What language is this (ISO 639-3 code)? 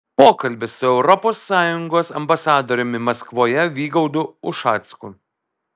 lit